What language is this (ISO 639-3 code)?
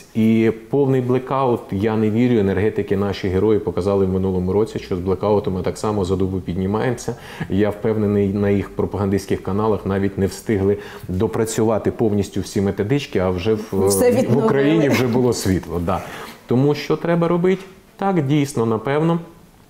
ukr